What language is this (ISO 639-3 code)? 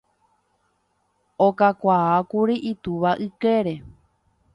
grn